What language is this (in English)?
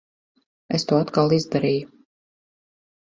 Latvian